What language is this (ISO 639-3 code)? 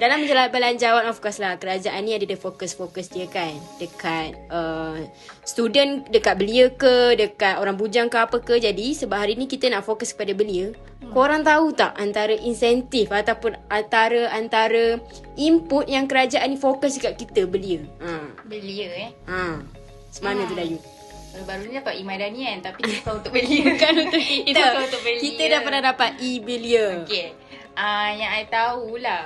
msa